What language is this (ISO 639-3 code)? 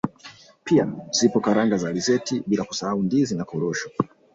swa